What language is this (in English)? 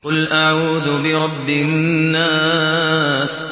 Arabic